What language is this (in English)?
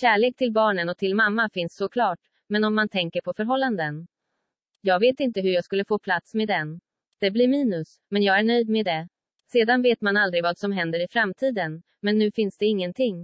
Swedish